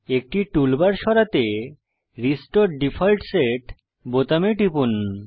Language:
Bangla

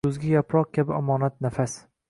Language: Uzbek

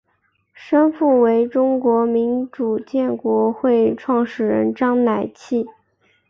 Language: Chinese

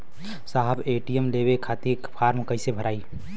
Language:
Bhojpuri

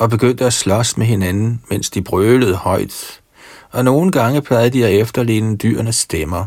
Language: Danish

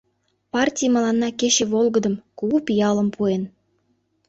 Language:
Mari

